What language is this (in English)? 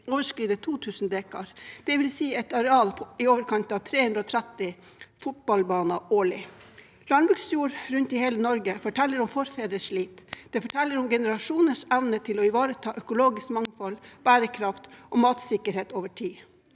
Norwegian